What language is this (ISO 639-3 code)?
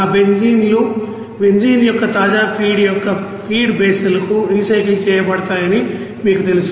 tel